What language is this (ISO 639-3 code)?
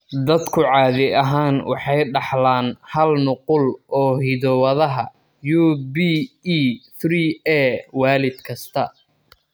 som